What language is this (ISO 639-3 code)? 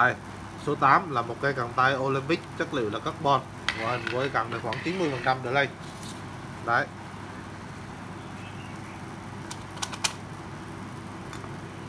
vie